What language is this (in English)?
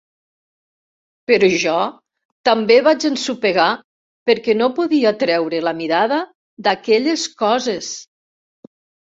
Catalan